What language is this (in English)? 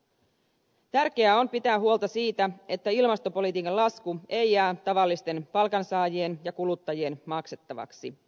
Finnish